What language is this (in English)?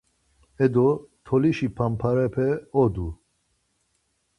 Laz